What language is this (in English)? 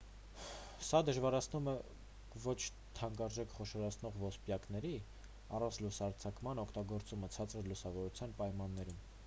Armenian